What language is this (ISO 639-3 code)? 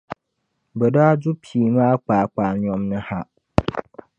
dag